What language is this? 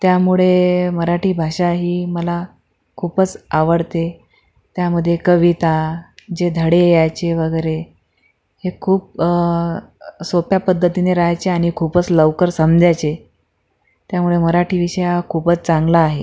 Marathi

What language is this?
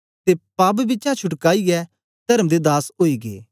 Dogri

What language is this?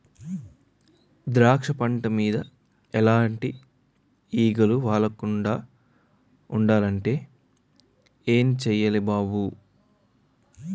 Telugu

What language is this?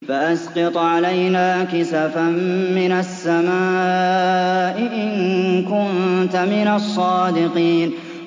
Arabic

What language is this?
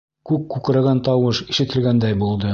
Bashkir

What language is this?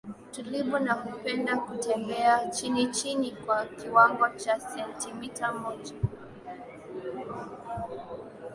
Swahili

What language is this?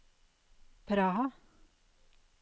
Norwegian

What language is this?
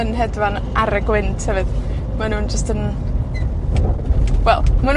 Welsh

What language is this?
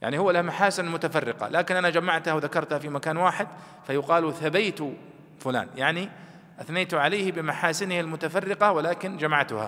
Arabic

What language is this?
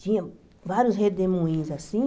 Portuguese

